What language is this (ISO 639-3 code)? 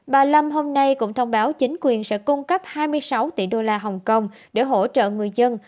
vie